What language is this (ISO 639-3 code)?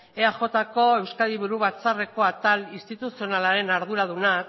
eus